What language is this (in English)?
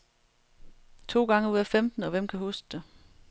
Danish